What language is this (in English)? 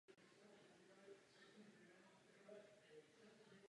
Czech